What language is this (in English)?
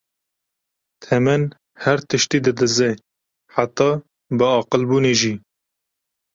Kurdish